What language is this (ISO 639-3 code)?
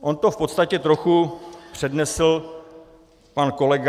ces